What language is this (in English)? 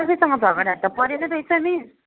Nepali